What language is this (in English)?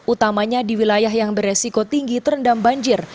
Indonesian